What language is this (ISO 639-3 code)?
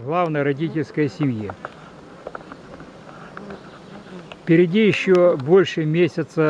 rus